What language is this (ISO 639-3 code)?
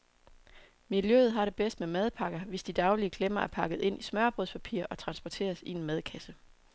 dan